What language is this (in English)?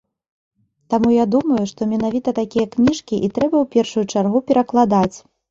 Belarusian